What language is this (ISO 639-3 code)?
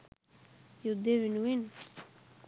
sin